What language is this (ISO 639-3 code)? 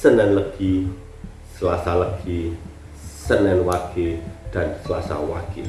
ind